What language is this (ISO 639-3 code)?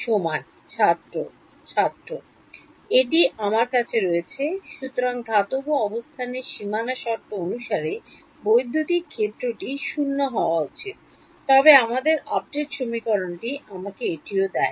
ben